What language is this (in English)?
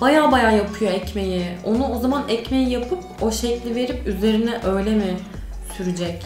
Turkish